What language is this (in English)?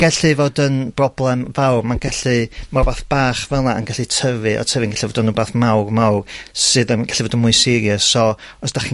Welsh